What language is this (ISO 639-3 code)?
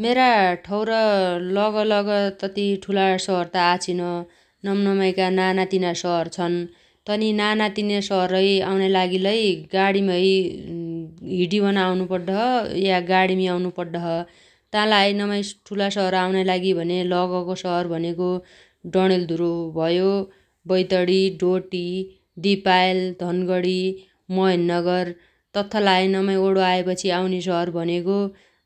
dty